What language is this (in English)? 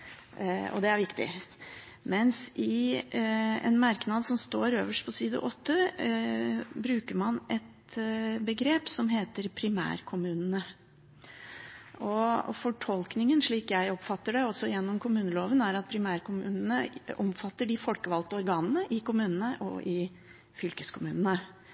Norwegian Bokmål